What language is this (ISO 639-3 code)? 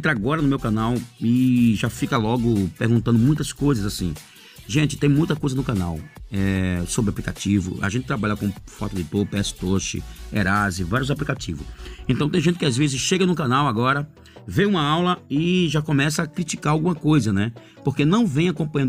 por